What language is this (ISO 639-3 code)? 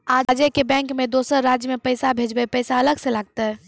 mai